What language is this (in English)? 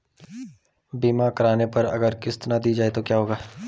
Hindi